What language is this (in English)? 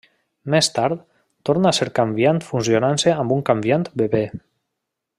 Catalan